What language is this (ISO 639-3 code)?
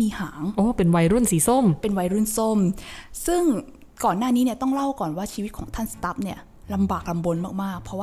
tha